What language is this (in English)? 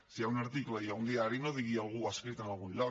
Catalan